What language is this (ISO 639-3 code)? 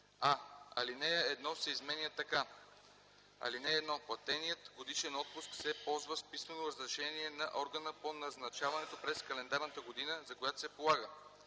bul